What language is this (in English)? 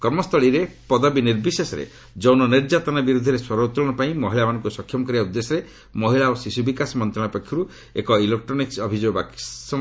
Odia